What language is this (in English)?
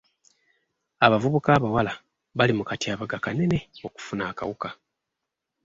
Ganda